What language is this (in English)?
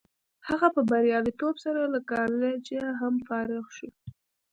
Pashto